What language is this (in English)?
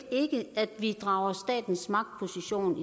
Danish